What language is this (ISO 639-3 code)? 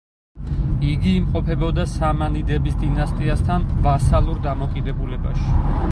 kat